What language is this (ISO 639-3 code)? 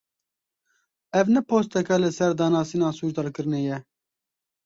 kur